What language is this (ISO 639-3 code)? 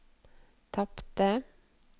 nor